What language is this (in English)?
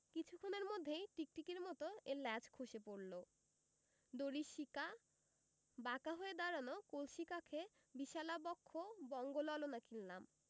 Bangla